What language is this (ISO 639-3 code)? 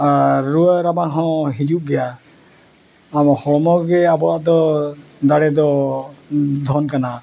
sat